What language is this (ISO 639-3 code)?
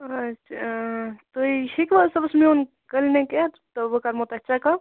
kas